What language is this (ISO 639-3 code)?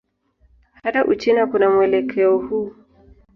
swa